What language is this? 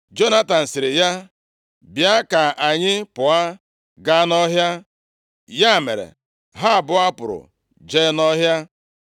Igbo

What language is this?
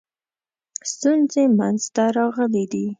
Pashto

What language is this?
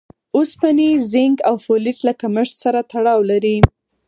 Pashto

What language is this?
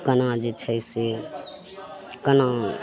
Maithili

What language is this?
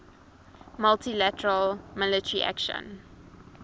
English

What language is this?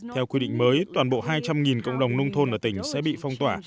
Vietnamese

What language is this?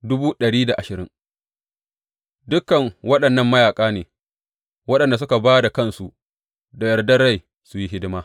Hausa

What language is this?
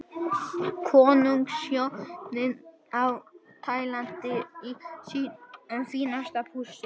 Icelandic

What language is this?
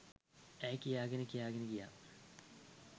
Sinhala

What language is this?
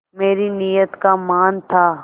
Hindi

